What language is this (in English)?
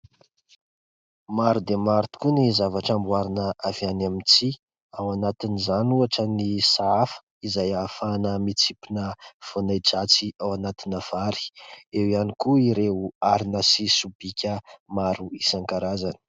Malagasy